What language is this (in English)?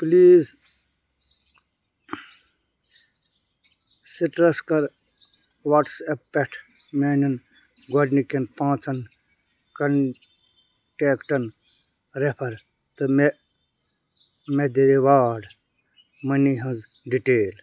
Kashmiri